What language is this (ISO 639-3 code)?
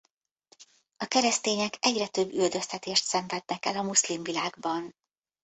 hun